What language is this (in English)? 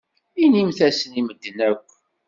Kabyle